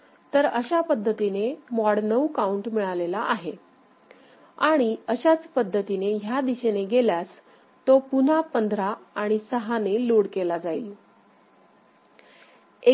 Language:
Marathi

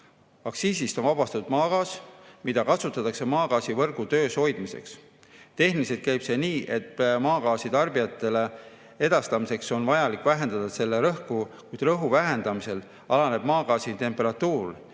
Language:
Estonian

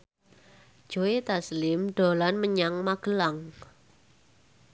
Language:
Javanese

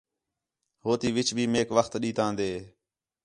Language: Khetrani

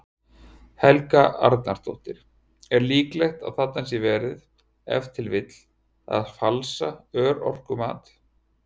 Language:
Icelandic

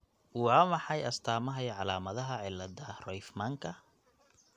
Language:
Somali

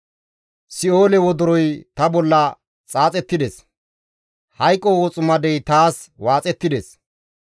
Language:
Gamo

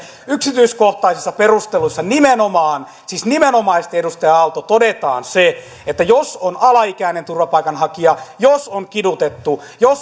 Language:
Finnish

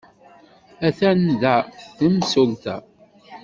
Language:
Kabyle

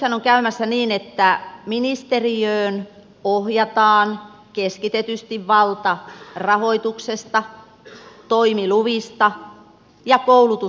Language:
Finnish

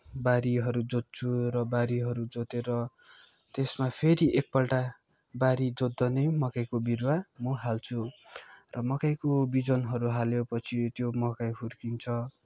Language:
Nepali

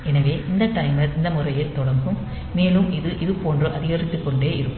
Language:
Tamil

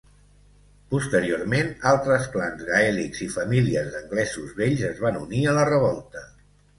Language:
Catalan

